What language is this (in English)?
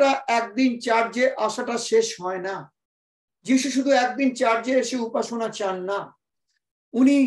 Turkish